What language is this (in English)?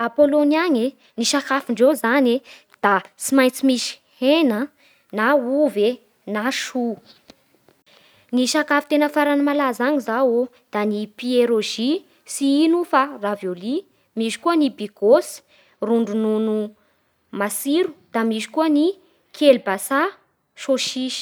Bara Malagasy